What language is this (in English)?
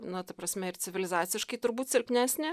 Lithuanian